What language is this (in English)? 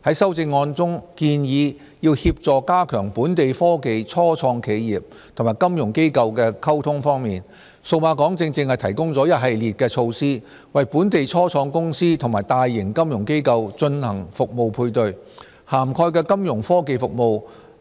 Cantonese